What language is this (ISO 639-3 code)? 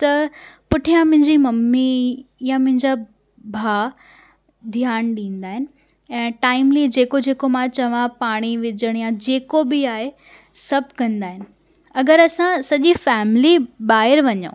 snd